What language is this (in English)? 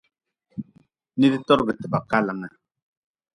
Nawdm